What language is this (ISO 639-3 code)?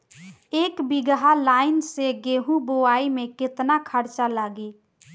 bho